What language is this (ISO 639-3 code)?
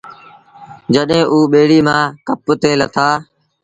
sbn